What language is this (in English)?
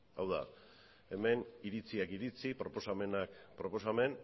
Basque